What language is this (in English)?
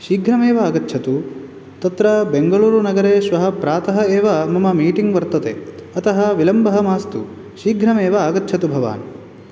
Sanskrit